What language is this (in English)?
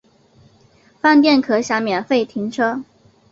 Chinese